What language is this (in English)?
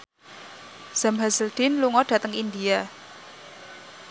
Javanese